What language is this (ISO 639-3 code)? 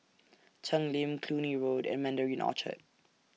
eng